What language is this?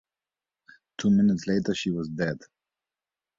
English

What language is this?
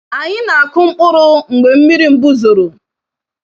Igbo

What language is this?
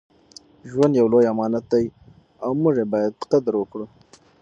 Pashto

